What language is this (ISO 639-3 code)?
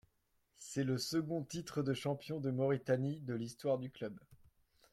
fra